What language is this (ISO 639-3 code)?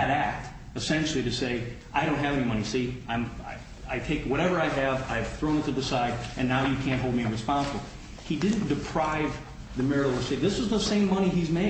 eng